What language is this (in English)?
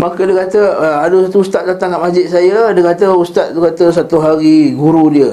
Malay